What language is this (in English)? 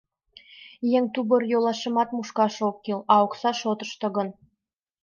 Mari